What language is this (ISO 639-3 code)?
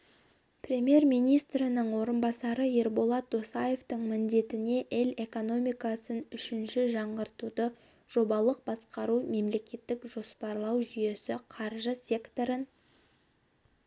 kaz